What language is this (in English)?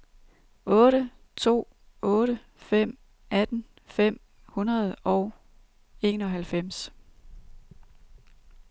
Danish